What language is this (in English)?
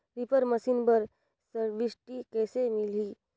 Chhattisgarhi